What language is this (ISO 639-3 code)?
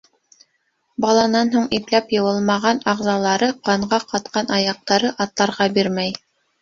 bak